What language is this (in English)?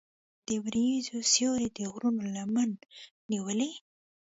Pashto